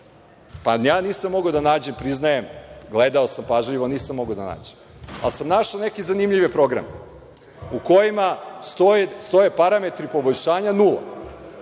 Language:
Serbian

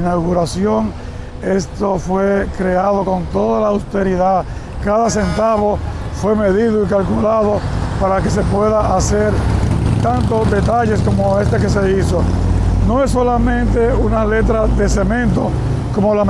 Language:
Spanish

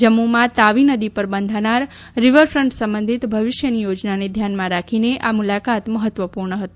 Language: Gujarati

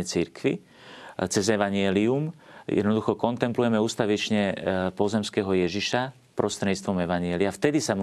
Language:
Slovak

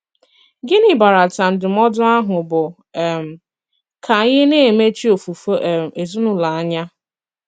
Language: Igbo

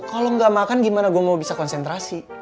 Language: Indonesian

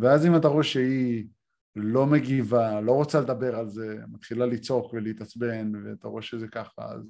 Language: Hebrew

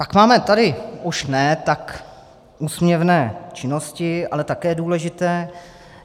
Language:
Czech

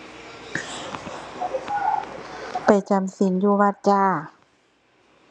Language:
Thai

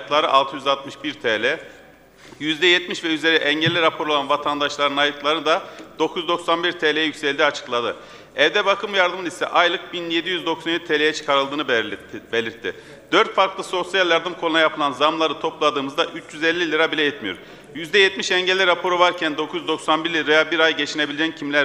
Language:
Turkish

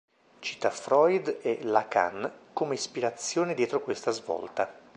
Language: Italian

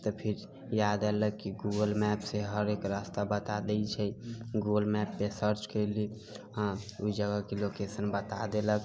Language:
Maithili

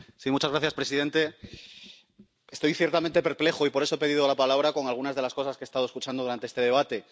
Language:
Spanish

